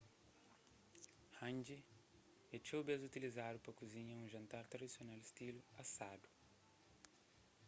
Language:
Kabuverdianu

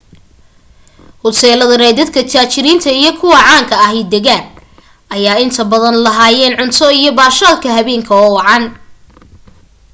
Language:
Somali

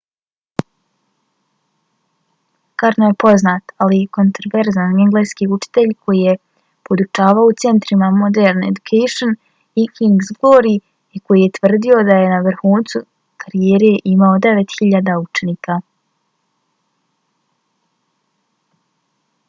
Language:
Bosnian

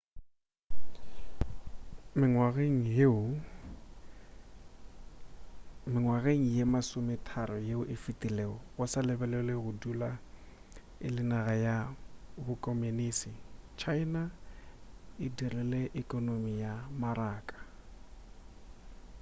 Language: Northern Sotho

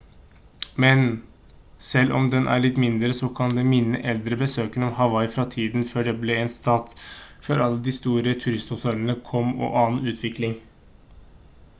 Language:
Norwegian Bokmål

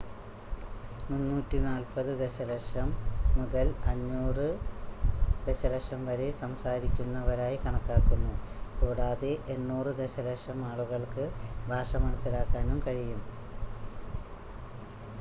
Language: Malayalam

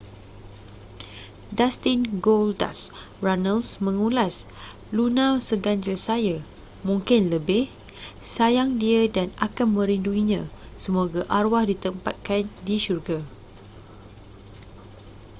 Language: Malay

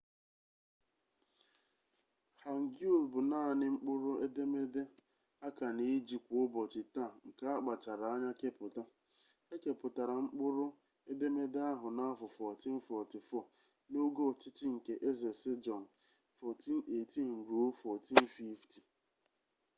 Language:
Igbo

